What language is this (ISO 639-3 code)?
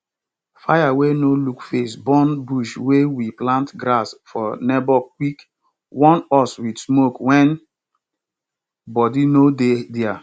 pcm